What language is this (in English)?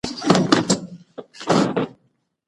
Pashto